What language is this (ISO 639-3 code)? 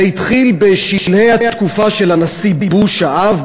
heb